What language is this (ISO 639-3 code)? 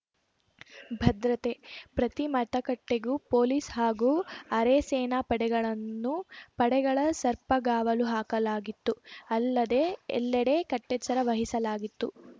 kan